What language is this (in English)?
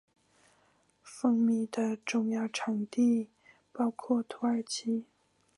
Chinese